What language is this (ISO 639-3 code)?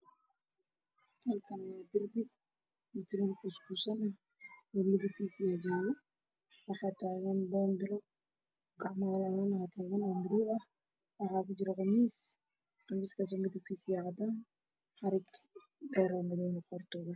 som